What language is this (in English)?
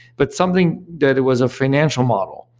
English